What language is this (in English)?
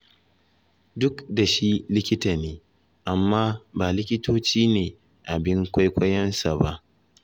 Hausa